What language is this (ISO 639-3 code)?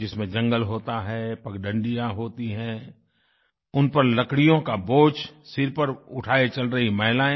hin